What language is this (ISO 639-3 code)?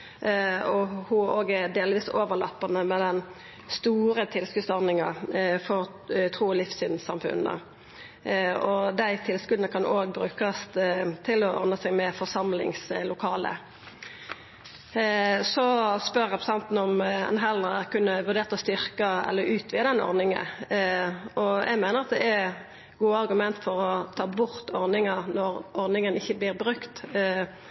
nno